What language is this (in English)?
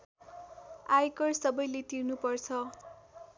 Nepali